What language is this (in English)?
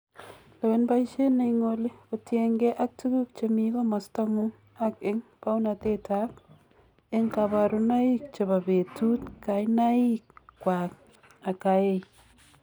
Kalenjin